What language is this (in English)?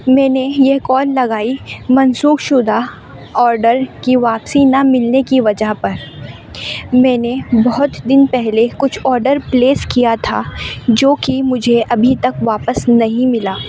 Urdu